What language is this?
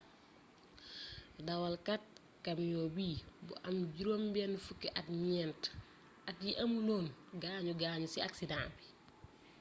Wolof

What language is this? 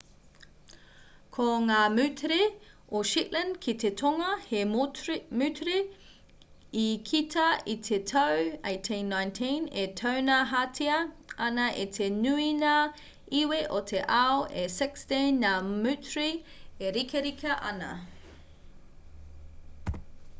Māori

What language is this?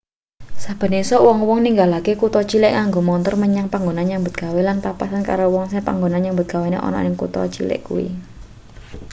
Javanese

